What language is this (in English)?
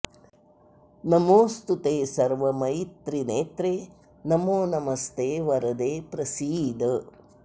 Sanskrit